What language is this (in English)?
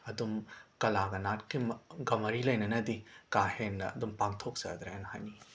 Manipuri